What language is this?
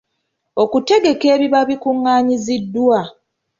Ganda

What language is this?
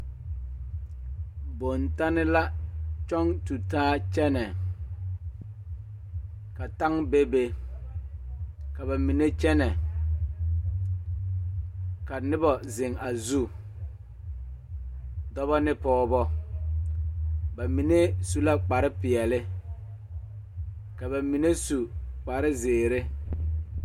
Southern Dagaare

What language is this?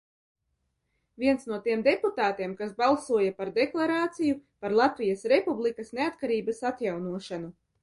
Latvian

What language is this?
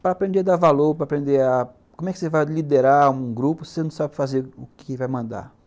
Portuguese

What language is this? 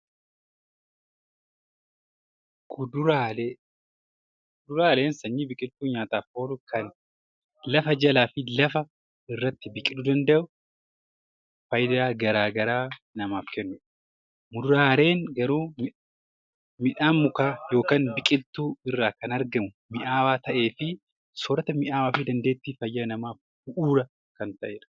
Oromo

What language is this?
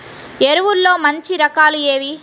Telugu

